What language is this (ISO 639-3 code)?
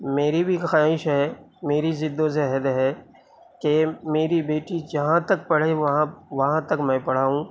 urd